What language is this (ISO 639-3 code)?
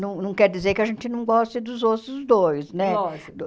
por